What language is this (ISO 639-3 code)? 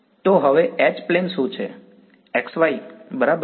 guj